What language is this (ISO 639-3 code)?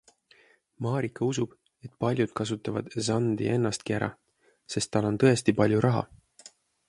est